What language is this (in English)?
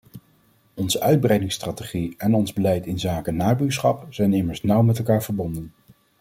Dutch